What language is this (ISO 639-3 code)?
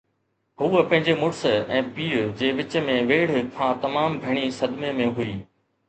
snd